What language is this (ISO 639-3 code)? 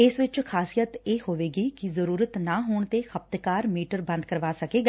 pan